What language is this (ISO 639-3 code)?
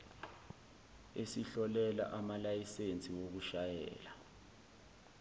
zul